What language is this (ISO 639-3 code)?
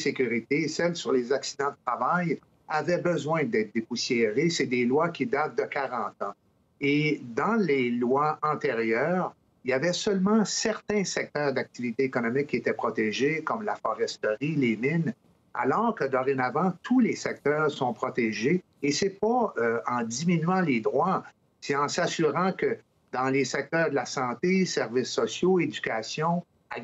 fra